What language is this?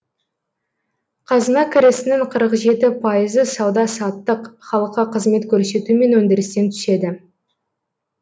Kazakh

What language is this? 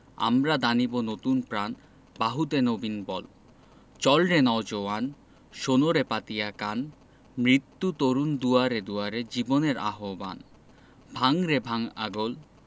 Bangla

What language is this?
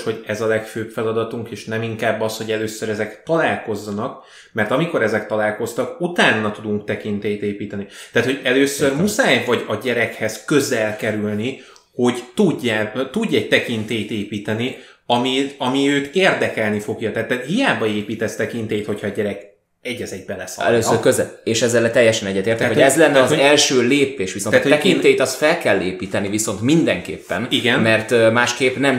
Hungarian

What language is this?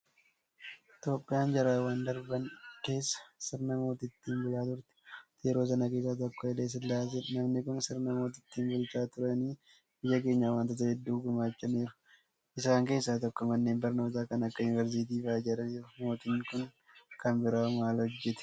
Oromo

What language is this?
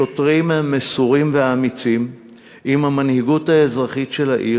Hebrew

